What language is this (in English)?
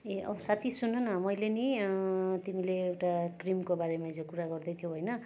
Nepali